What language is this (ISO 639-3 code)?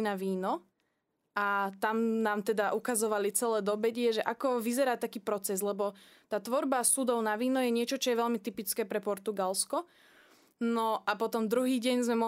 slk